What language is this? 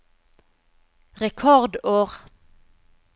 Norwegian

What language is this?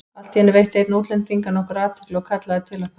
Icelandic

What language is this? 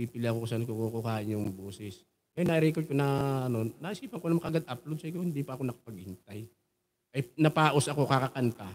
Filipino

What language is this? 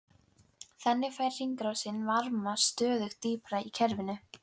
Icelandic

